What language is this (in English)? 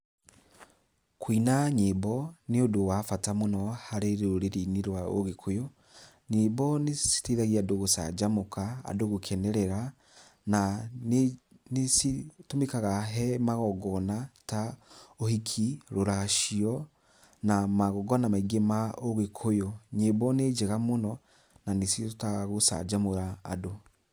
Kikuyu